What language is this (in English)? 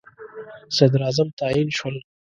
Pashto